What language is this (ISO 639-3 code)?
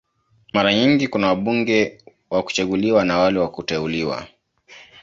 swa